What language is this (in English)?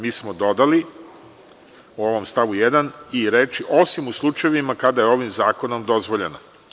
Serbian